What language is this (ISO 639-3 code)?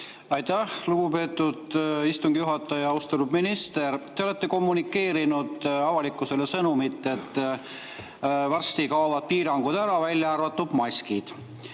est